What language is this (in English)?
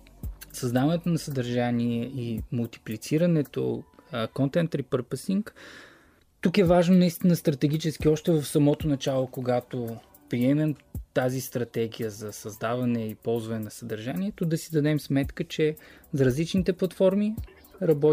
Bulgarian